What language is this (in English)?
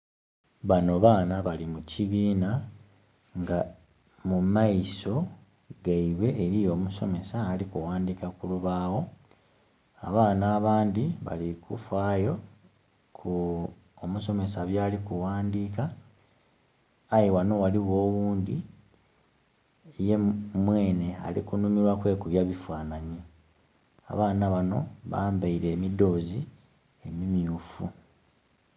Soga